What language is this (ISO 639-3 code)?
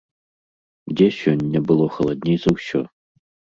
bel